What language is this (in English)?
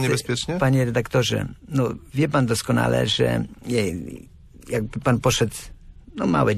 Polish